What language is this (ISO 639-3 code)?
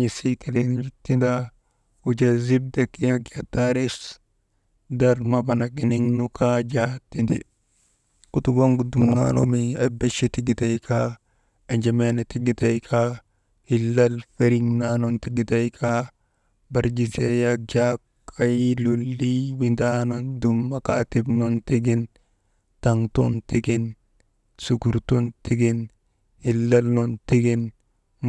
mde